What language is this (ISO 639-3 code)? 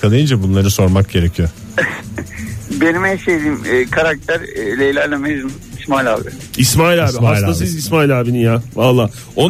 tur